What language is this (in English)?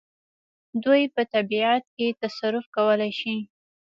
Pashto